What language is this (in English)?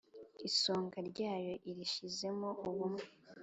Kinyarwanda